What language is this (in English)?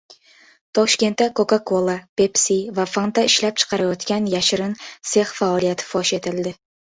Uzbek